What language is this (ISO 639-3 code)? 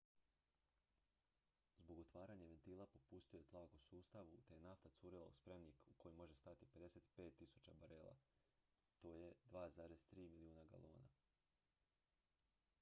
hrv